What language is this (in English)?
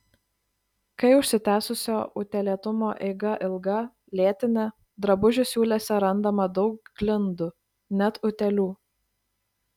Lithuanian